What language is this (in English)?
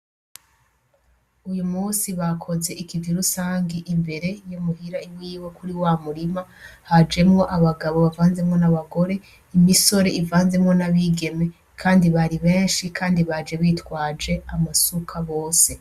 Rundi